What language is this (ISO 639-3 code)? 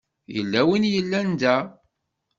kab